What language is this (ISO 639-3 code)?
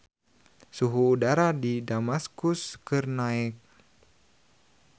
sun